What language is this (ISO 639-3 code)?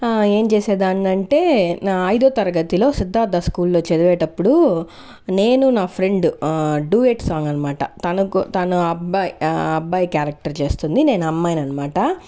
tel